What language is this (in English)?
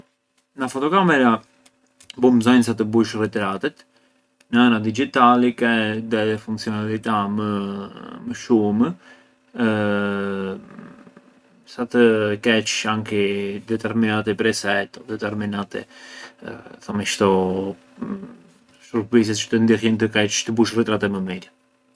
Arbëreshë Albanian